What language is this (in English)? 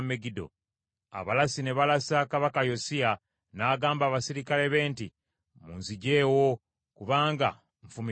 Ganda